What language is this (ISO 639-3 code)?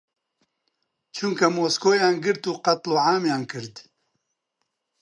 ckb